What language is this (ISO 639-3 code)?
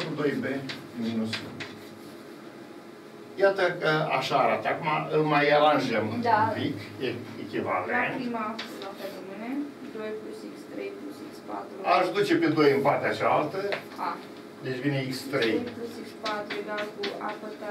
ron